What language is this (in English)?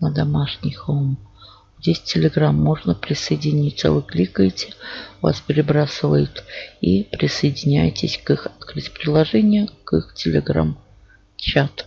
Russian